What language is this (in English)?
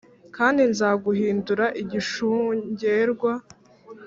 Kinyarwanda